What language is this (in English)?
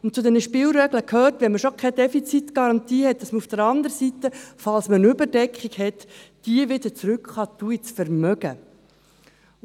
Swiss German